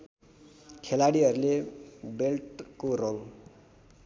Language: Nepali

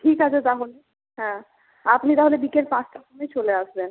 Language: Bangla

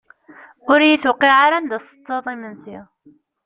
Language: Kabyle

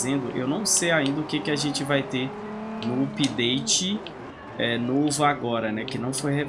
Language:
Portuguese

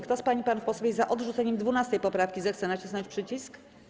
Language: Polish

